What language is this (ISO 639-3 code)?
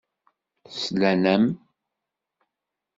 kab